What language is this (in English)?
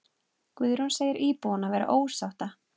Icelandic